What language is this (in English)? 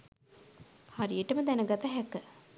Sinhala